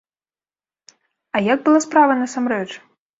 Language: Belarusian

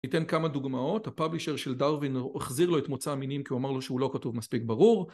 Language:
Hebrew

